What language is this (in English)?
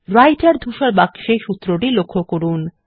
Bangla